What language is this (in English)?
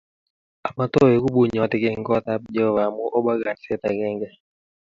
Kalenjin